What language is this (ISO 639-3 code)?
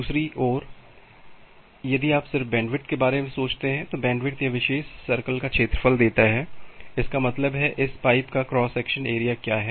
hin